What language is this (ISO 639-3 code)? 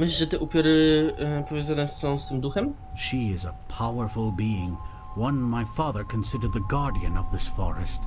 pol